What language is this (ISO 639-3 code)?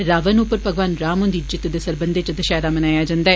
doi